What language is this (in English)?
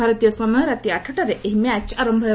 Odia